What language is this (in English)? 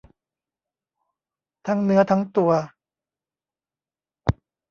Thai